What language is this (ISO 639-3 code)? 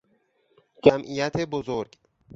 fas